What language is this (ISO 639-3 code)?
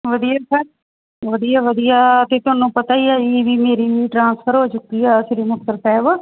pan